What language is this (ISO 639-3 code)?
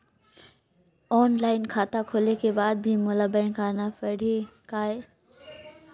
hne